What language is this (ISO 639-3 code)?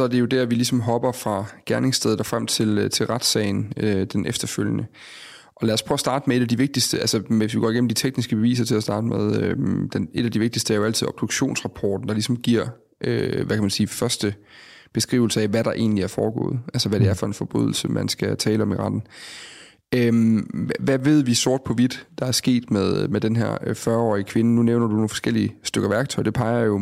dan